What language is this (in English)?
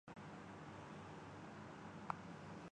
Urdu